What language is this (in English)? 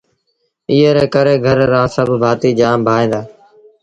Sindhi Bhil